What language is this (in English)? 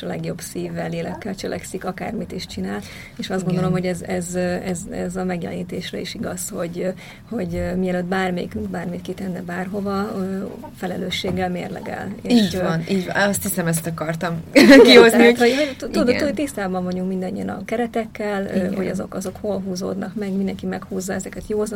Hungarian